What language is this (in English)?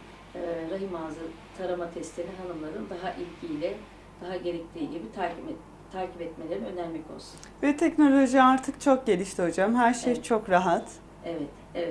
Turkish